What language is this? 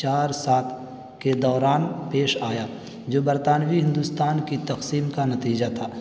Urdu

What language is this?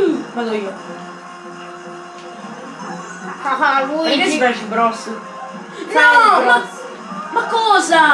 Italian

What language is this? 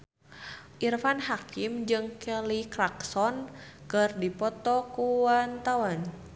Sundanese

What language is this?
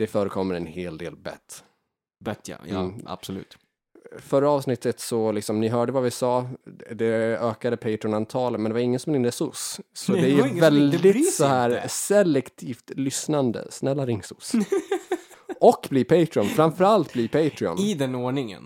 Swedish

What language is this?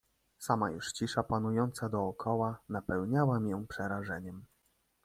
Polish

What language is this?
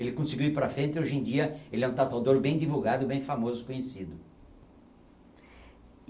Portuguese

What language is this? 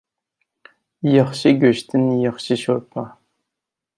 Uyghur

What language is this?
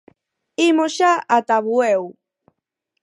Galician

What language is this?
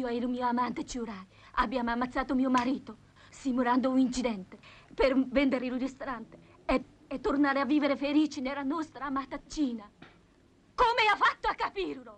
Italian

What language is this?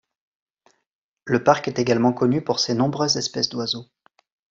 French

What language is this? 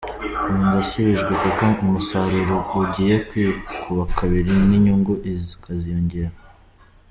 Kinyarwanda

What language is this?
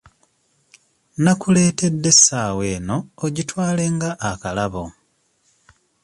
Ganda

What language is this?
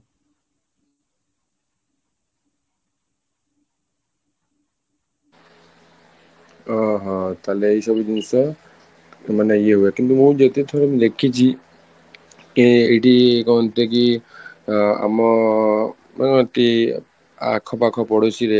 Odia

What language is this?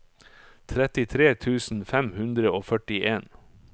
Norwegian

